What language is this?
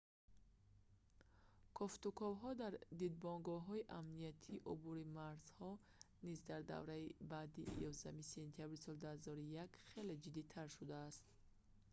Tajik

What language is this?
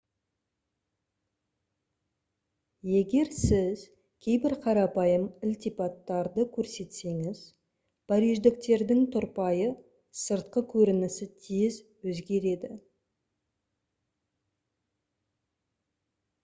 Kazakh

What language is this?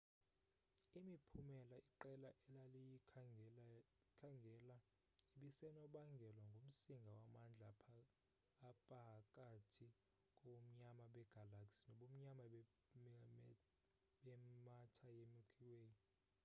Xhosa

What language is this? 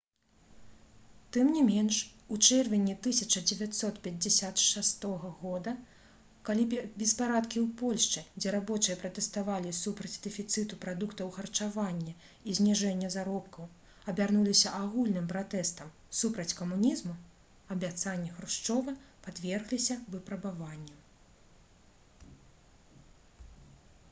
Belarusian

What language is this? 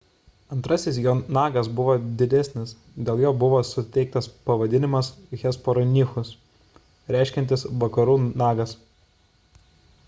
Lithuanian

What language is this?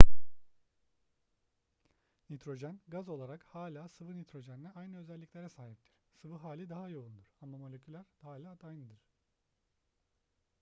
Turkish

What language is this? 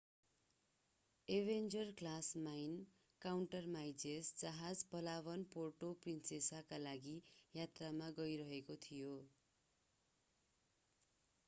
Nepali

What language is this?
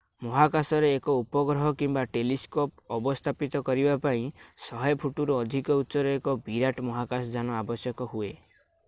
Odia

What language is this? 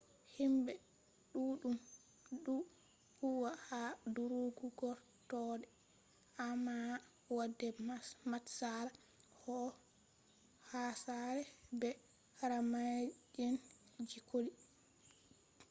Fula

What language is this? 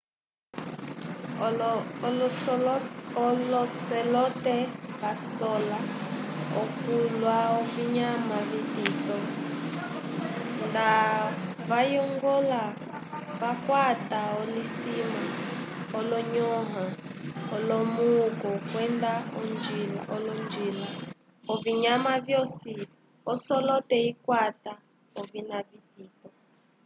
Umbundu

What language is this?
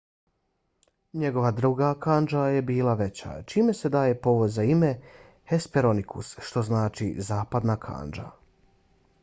Bosnian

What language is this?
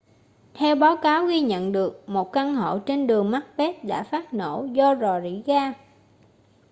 Vietnamese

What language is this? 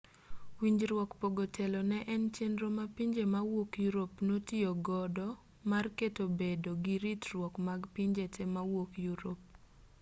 Luo (Kenya and Tanzania)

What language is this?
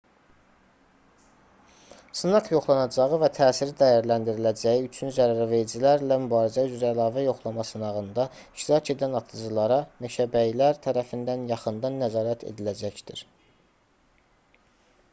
Azerbaijani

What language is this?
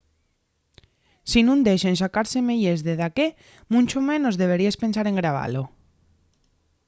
Asturian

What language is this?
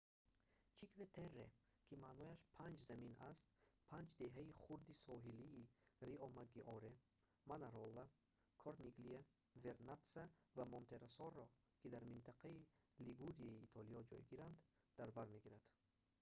Tajik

